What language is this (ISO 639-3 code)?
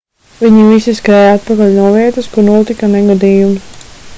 lav